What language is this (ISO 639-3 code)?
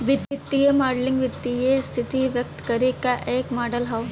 bho